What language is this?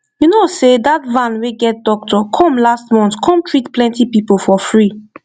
Nigerian Pidgin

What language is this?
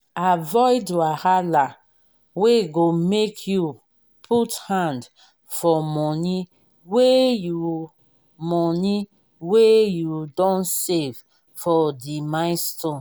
Nigerian Pidgin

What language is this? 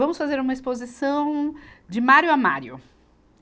Portuguese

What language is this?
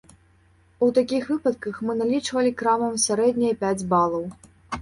Belarusian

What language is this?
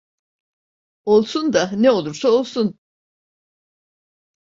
Turkish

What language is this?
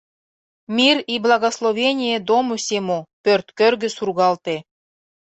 Mari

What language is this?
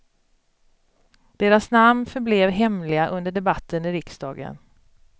Swedish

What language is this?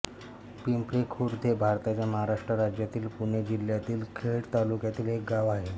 Marathi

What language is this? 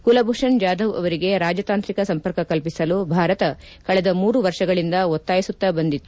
Kannada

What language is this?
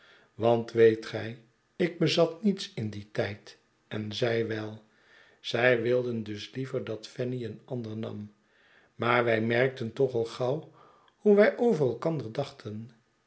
Dutch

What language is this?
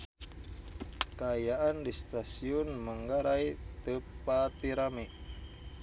Sundanese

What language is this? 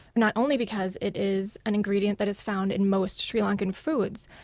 English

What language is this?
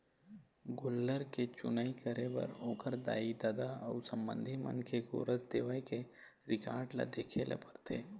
Chhattisgarhi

